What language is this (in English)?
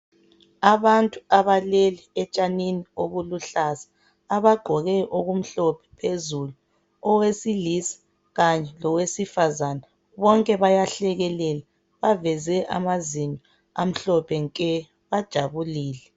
North Ndebele